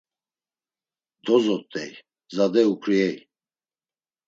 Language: Laz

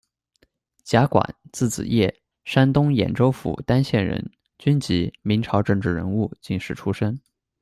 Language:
Chinese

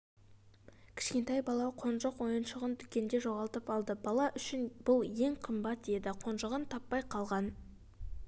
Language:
Kazakh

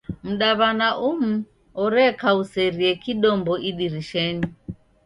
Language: Taita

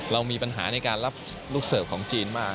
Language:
Thai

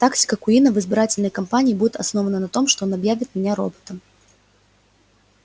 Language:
Russian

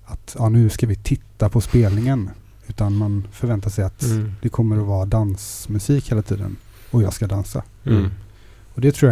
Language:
Swedish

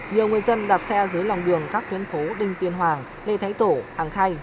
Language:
Vietnamese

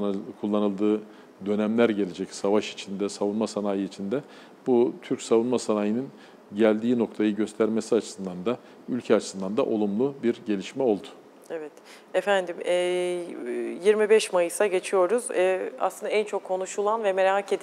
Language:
Turkish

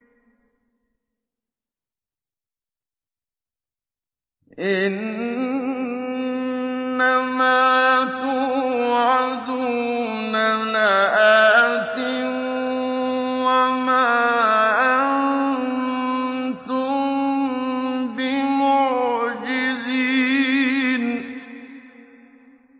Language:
Arabic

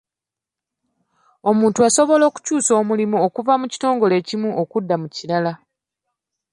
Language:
Ganda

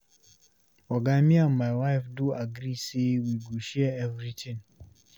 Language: Nigerian Pidgin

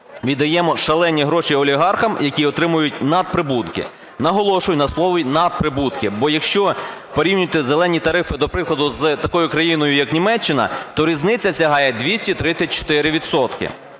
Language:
Ukrainian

